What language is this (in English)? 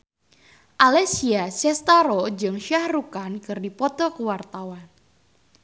Sundanese